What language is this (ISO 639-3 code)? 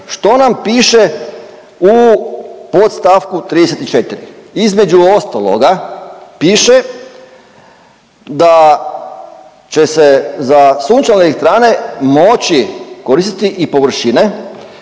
hrv